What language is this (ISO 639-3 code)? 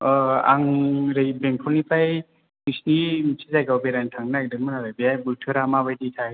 brx